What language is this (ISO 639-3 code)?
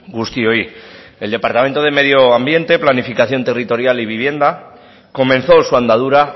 spa